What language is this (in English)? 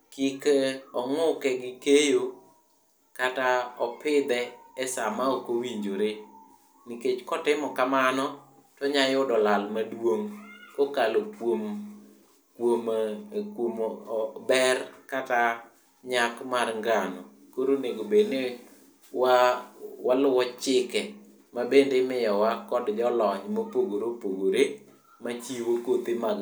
Luo (Kenya and Tanzania)